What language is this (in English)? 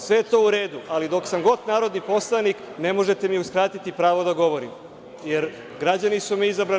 Serbian